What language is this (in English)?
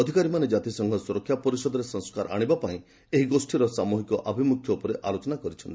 Odia